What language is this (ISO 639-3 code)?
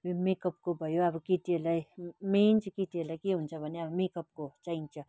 nep